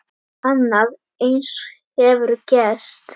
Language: Icelandic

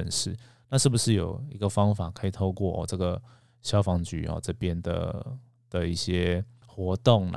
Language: Chinese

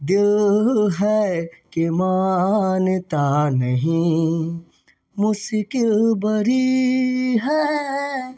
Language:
Maithili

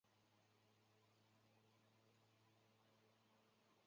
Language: Chinese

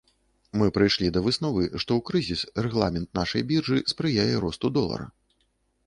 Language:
Belarusian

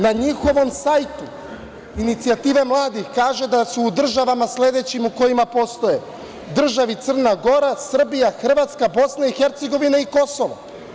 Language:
Serbian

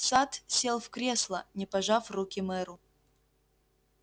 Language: Russian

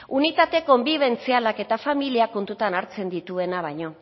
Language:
Basque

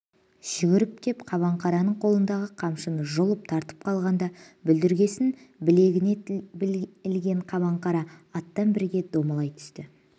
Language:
Kazakh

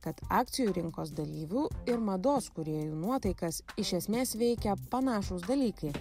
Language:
Lithuanian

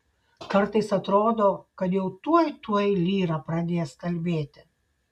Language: Lithuanian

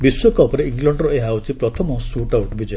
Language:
Odia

